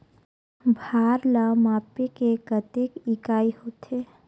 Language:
Chhattisgarhi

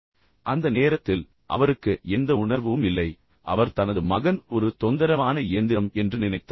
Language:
Tamil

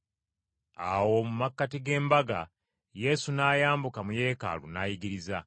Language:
Ganda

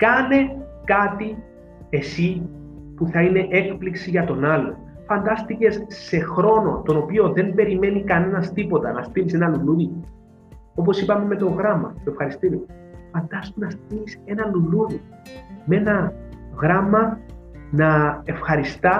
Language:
Greek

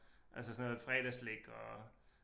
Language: Danish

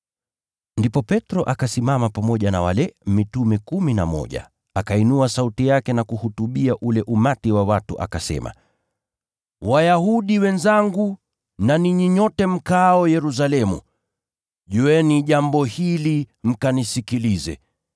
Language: Swahili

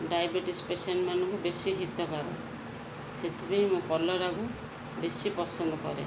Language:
Odia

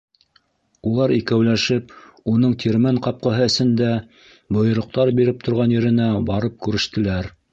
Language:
Bashkir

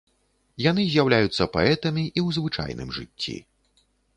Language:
Belarusian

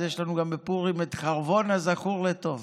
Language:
Hebrew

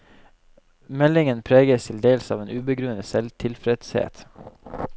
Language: Norwegian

